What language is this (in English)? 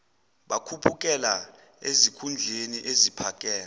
Zulu